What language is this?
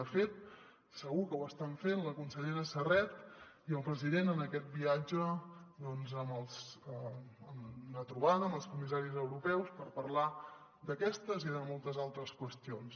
Catalan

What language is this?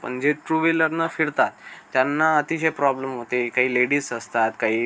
Marathi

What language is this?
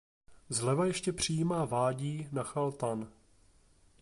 Czech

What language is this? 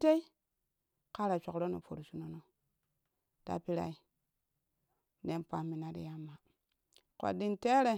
Kushi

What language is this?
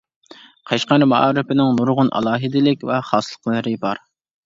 Uyghur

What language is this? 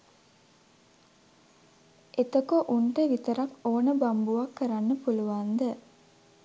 Sinhala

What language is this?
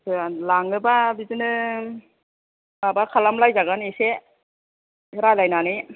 Bodo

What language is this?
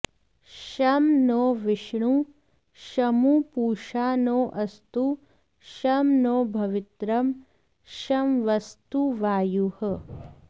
Sanskrit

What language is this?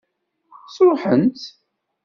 Kabyle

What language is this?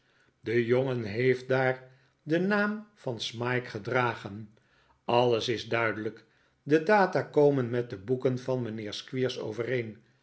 Dutch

